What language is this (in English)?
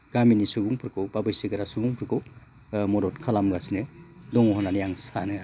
Bodo